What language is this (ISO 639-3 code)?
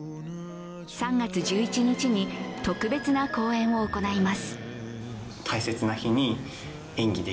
jpn